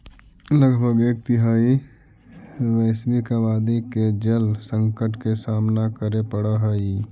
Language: Magahi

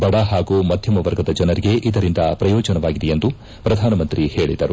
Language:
Kannada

